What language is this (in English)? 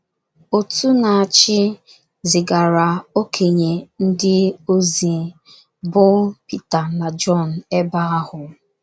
Igbo